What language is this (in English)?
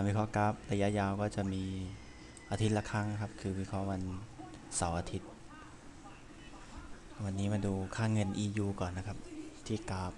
Thai